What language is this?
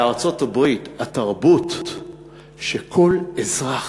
Hebrew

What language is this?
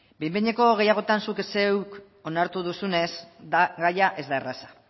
Basque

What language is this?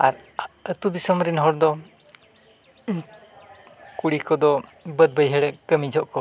Santali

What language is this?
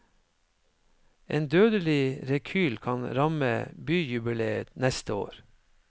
Norwegian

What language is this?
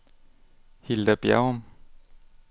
Danish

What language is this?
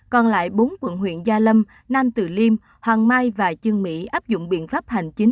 Vietnamese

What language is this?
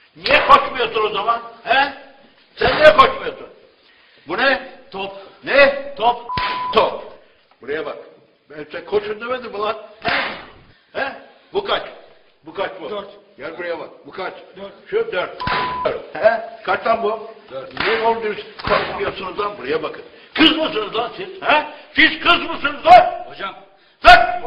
Turkish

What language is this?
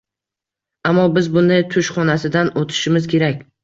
Uzbek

